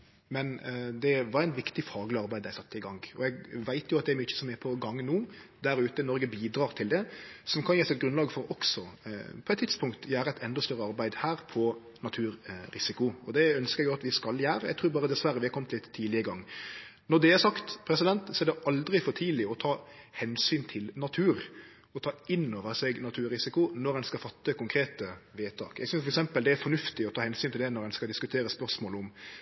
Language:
Norwegian Nynorsk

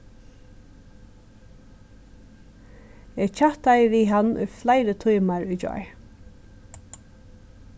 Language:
Faroese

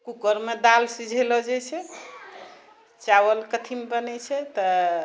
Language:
Maithili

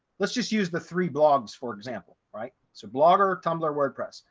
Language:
English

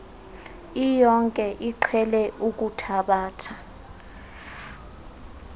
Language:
Xhosa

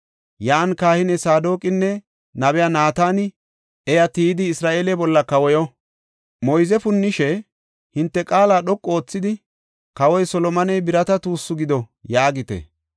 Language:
Gofa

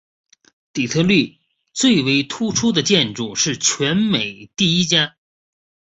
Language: Chinese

